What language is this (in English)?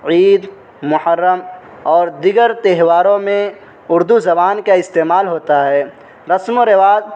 Urdu